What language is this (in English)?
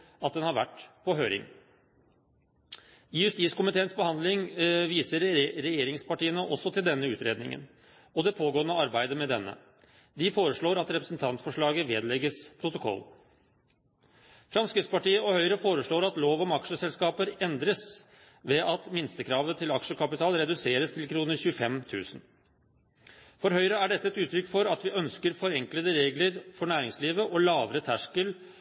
Norwegian Bokmål